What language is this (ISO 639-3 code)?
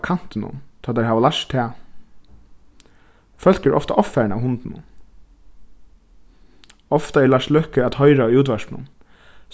fao